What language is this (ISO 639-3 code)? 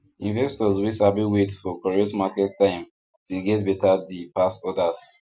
pcm